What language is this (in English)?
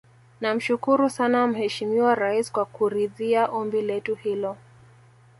Swahili